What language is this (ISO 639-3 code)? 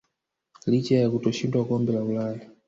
swa